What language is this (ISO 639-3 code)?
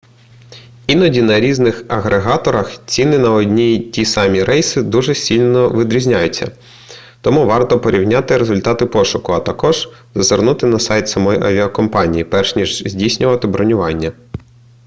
ukr